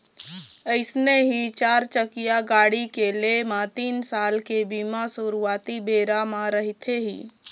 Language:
Chhattisgarhi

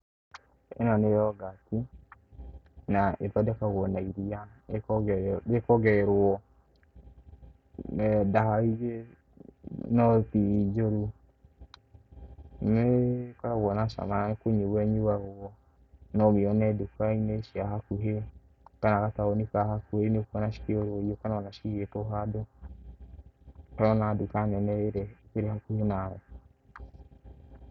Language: Kikuyu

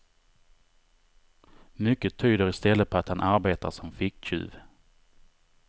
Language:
Swedish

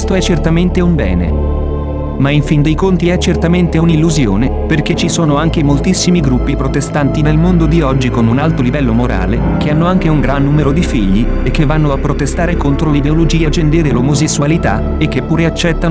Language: Italian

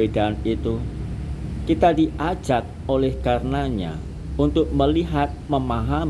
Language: Indonesian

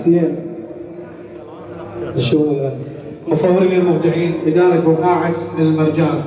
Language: Arabic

